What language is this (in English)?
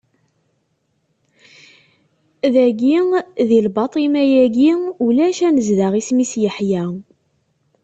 Kabyle